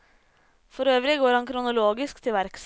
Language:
Norwegian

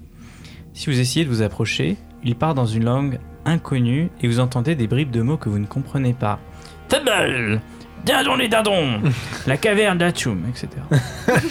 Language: French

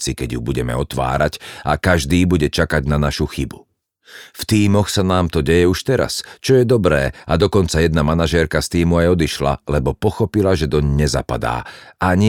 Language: Slovak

